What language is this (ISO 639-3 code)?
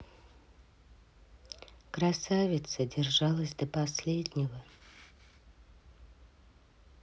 rus